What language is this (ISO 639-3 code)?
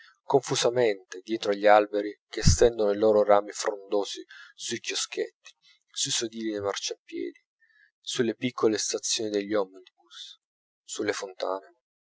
ita